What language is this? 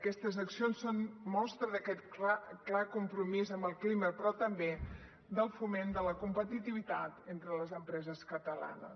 Catalan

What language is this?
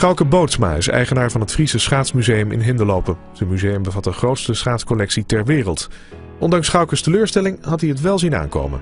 Dutch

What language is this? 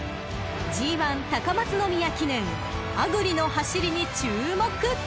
Japanese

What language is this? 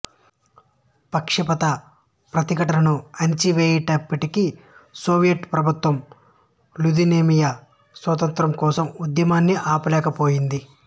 Telugu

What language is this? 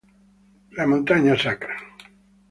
Italian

